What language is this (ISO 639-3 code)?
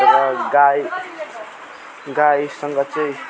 nep